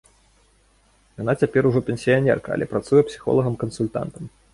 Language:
Belarusian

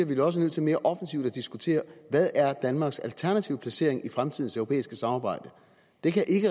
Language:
Danish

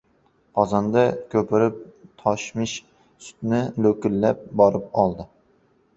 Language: Uzbek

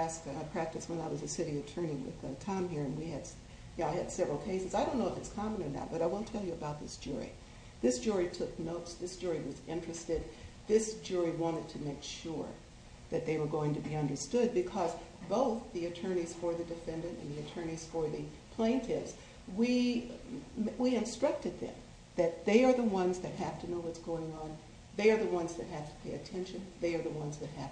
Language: English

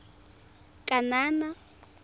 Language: Tswana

